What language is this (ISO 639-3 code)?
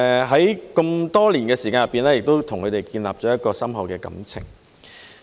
yue